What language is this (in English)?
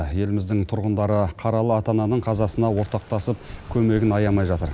Kazakh